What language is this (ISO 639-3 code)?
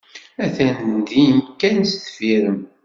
kab